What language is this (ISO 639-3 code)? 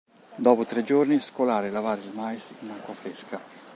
ita